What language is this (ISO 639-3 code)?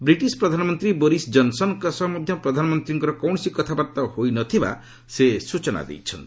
ori